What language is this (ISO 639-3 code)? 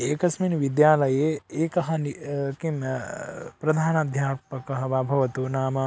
san